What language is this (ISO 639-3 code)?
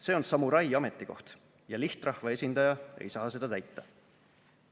est